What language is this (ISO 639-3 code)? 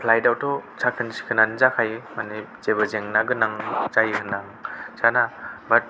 brx